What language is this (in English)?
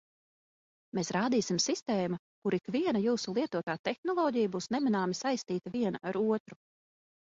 Latvian